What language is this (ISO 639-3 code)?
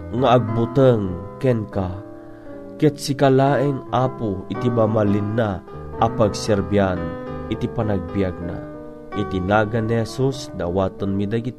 fil